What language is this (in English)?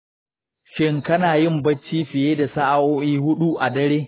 Hausa